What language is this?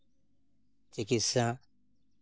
Santali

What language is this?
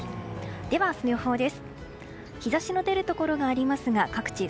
Japanese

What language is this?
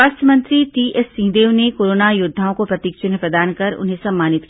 Hindi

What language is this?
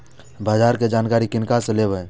Maithili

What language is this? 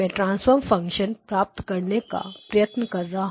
Hindi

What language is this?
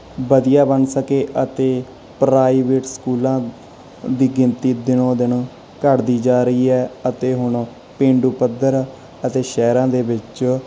Punjabi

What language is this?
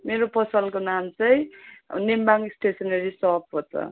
Nepali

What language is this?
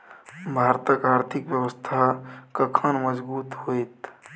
Maithili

